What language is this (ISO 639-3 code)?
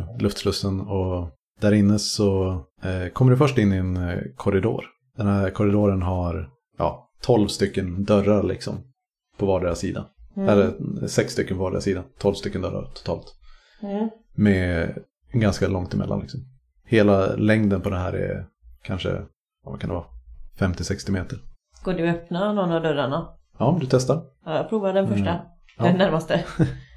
swe